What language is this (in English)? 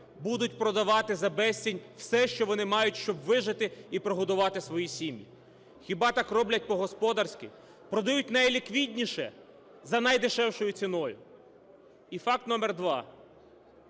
Ukrainian